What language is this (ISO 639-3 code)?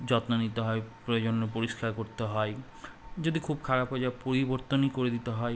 ben